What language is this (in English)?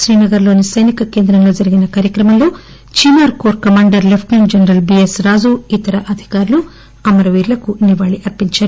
Telugu